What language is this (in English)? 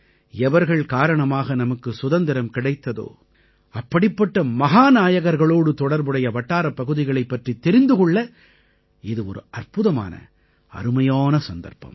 Tamil